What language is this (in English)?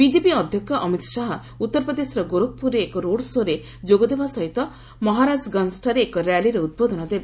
Odia